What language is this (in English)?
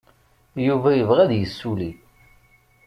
Kabyle